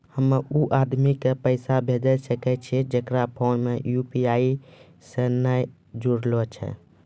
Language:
Maithili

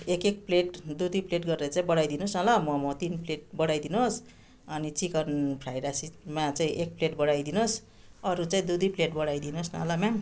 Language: Nepali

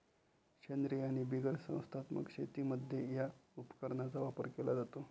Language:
Marathi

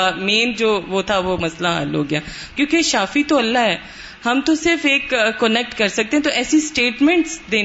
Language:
Urdu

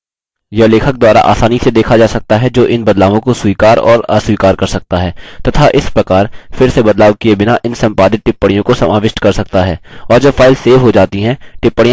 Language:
Hindi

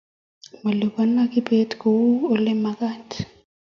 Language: Kalenjin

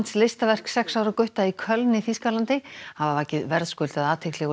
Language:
Icelandic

